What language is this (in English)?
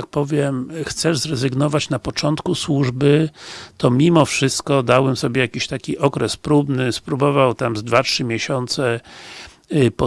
Polish